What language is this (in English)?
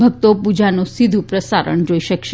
Gujarati